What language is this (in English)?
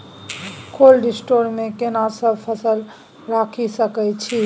Maithili